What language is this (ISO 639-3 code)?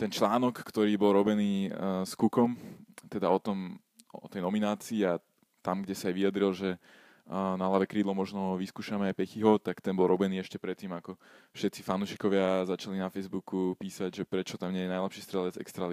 slk